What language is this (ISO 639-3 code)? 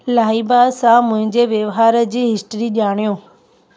snd